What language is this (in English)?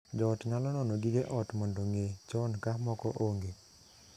Luo (Kenya and Tanzania)